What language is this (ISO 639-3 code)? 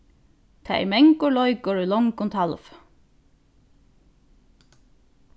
fao